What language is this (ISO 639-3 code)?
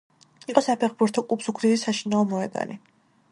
kat